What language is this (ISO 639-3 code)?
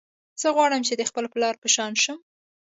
pus